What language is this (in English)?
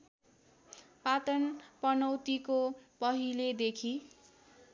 Nepali